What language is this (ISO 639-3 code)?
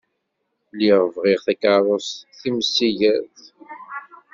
kab